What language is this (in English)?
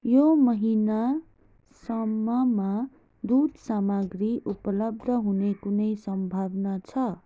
Nepali